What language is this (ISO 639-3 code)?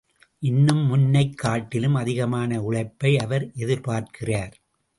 tam